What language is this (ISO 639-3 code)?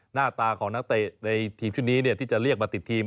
tha